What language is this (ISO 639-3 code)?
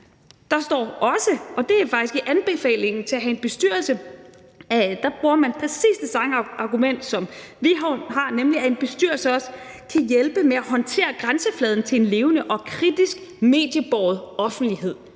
dan